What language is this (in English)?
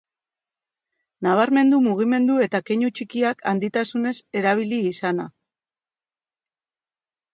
Basque